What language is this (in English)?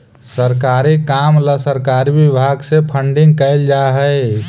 Magahi